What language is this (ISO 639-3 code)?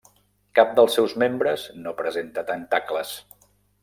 cat